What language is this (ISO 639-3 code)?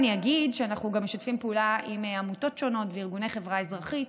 heb